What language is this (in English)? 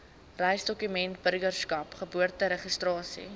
Afrikaans